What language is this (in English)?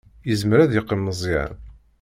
Kabyle